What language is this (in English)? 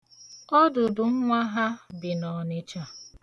Igbo